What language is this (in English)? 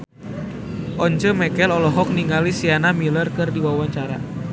Sundanese